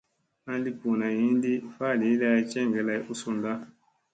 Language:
Musey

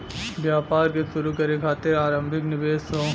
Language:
Bhojpuri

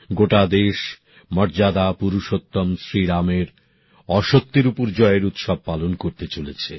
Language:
Bangla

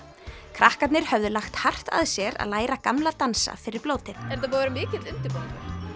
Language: Icelandic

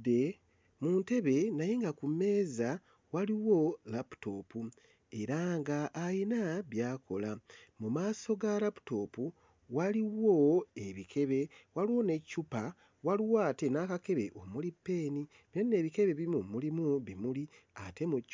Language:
Ganda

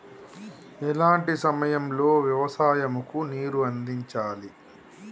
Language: Telugu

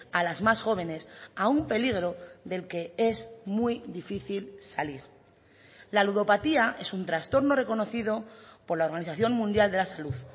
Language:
Spanish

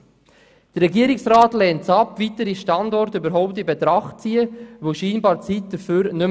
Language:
Swiss German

